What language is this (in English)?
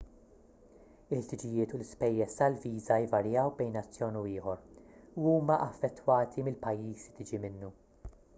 Maltese